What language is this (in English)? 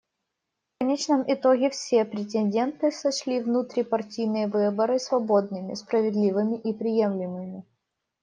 Russian